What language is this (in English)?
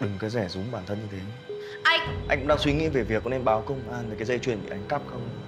Vietnamese